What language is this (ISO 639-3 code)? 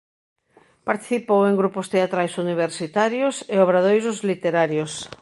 glg